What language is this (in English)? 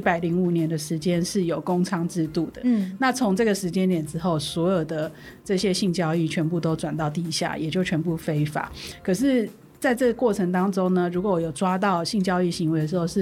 Chinese